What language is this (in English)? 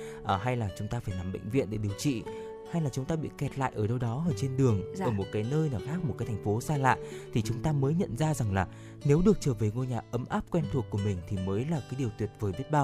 Vietnamese